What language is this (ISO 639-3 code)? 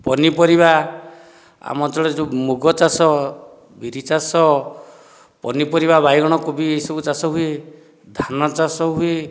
ori